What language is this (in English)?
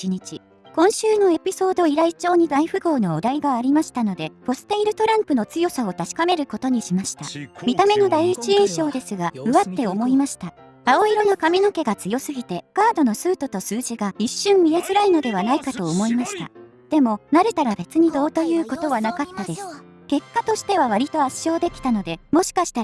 Japanese